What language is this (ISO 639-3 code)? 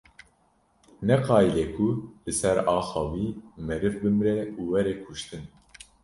kur